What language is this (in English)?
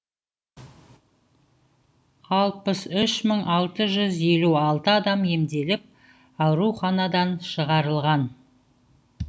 Kazakh